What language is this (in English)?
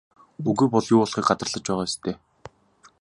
Mongolian